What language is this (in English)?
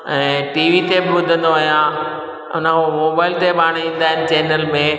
Sindhi